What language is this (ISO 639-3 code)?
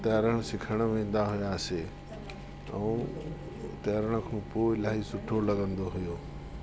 snd